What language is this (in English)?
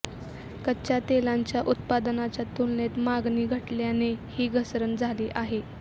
Marathi